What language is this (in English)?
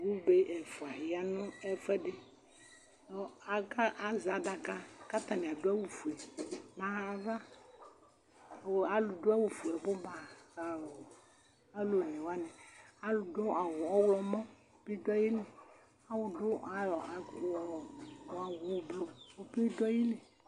Ikposo